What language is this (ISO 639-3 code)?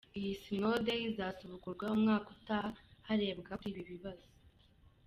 kin